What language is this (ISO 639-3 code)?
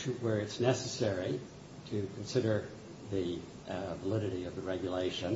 eng